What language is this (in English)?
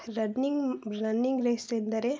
Kannada